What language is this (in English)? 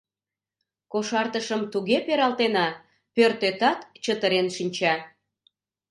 Mari